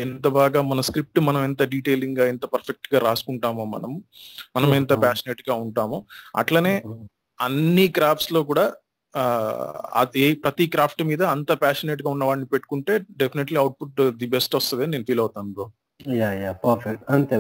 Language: Telugu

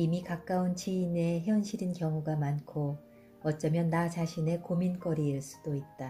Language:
Korean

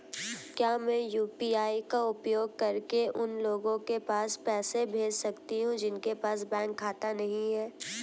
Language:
Hindi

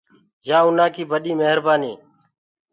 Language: Gurgula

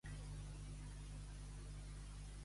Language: Catalan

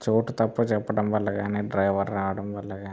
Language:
Telugu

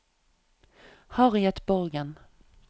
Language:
Norwegian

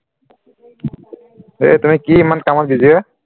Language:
Assamese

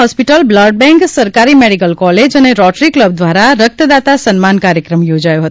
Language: Gujarati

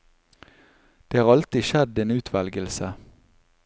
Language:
Norwegian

